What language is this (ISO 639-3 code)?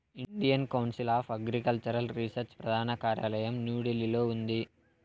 tel